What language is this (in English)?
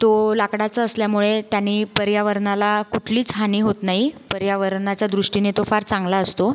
Marathi